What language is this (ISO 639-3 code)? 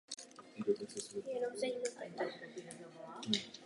ces